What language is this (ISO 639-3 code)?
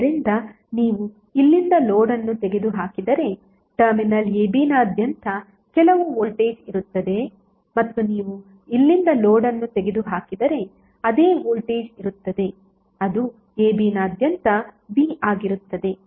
kan